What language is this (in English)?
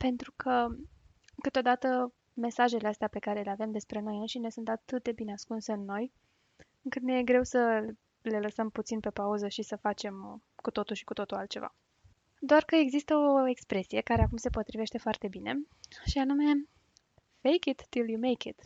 Romanian